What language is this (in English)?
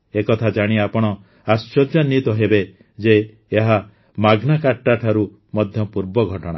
Odia